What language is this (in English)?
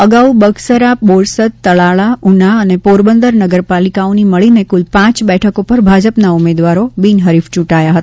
Gujarati